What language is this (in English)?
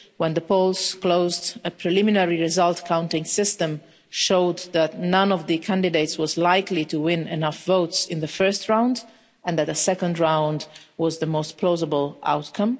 English